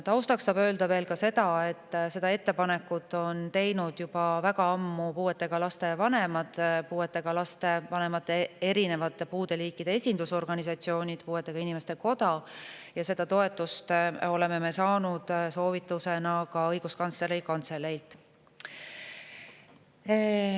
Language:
Estonian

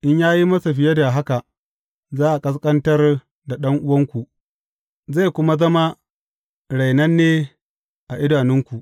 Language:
Hausa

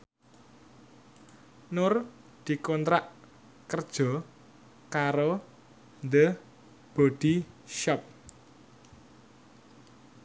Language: Javanese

